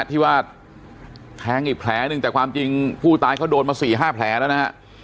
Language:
Thai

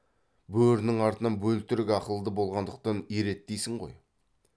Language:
Kazakh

